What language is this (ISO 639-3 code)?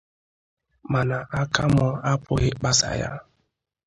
ibo